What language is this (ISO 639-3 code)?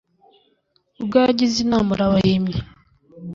kin